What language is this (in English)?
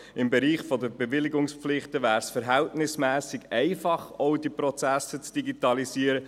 Swiss German